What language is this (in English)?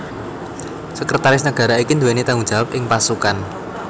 Javanese